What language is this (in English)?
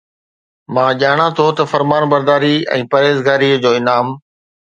Sindhi